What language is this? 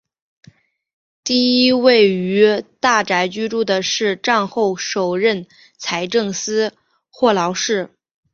Chinese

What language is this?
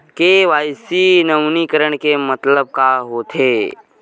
Chhattisgarhi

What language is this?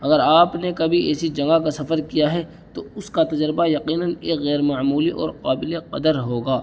Urdu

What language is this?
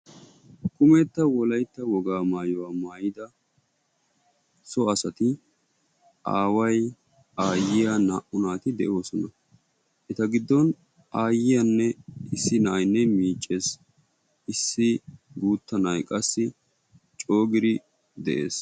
Wolaytta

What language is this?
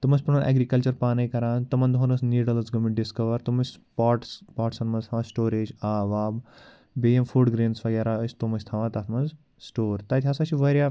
Kashmiri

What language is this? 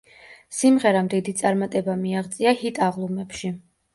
Georgian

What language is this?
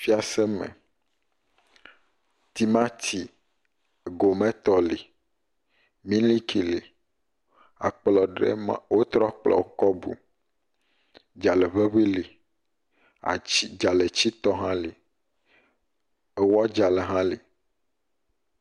Ewe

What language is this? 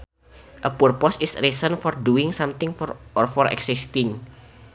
Sundanese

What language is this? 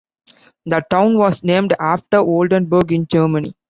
English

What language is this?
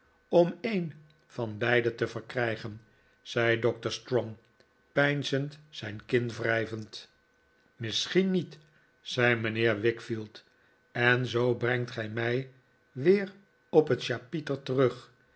Dutch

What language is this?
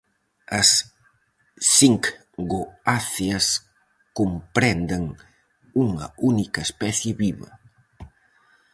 Galician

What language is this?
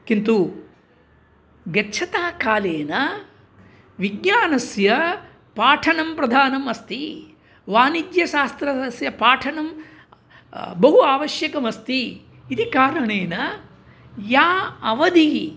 Sanskrit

